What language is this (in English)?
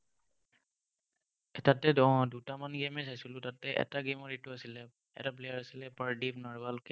Assamese